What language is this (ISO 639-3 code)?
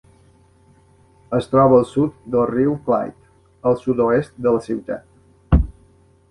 cat